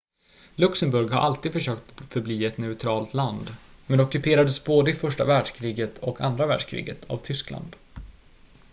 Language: Swedish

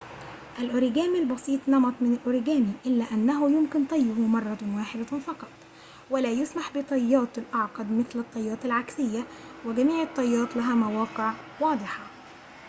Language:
Arabic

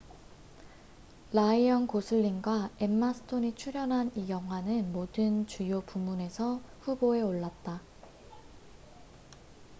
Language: Korean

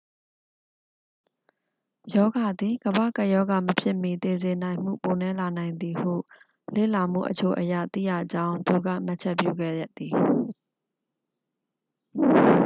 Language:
Burmese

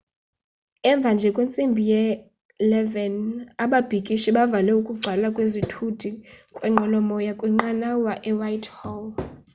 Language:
Xhosa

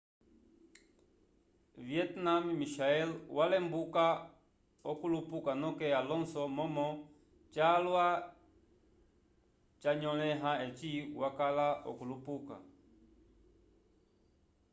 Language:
Umbundu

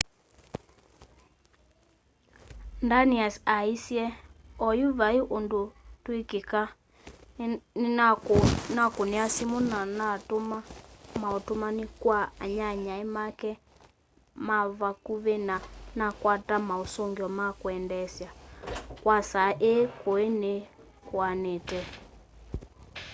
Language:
Kamba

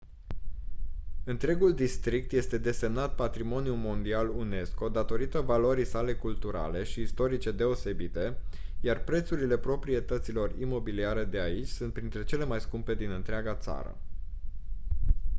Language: Romanian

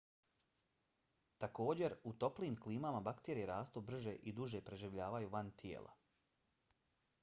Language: Bosnian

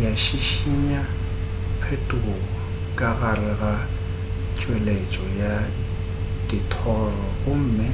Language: Northern Sotho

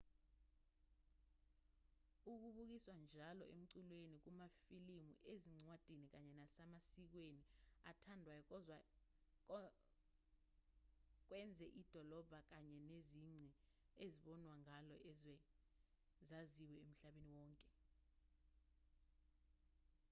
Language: Zulu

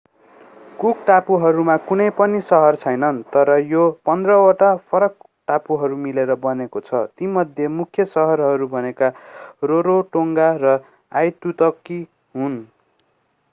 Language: Nepali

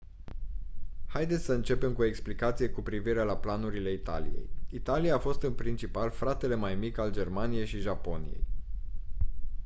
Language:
Romanian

